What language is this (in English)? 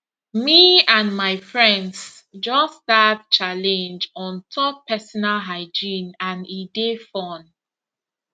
Nigerian Pidgin